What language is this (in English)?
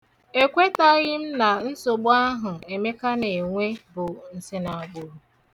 Igbo